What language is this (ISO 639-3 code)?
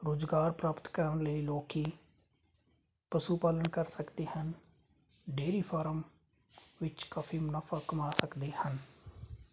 pan